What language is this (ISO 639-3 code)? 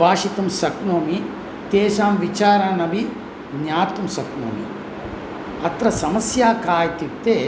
san